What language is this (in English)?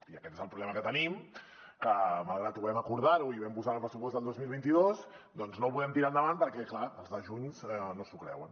Catalan